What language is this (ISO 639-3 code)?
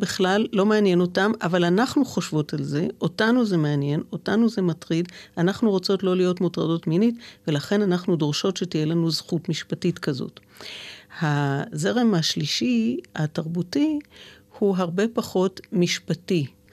heb